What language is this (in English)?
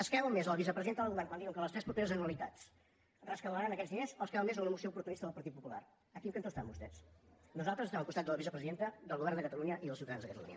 Catalan